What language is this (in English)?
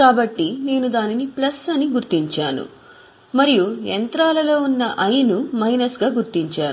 Telugu